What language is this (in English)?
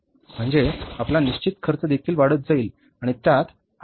Marathi